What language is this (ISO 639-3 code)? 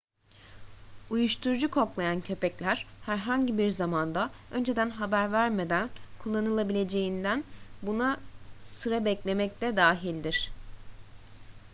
tur